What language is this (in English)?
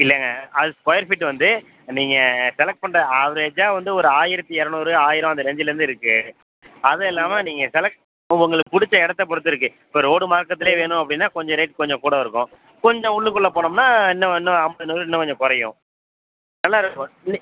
Tamil